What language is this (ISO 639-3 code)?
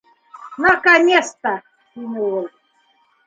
bak